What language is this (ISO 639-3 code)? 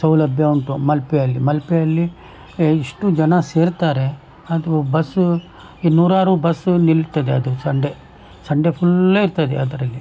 kan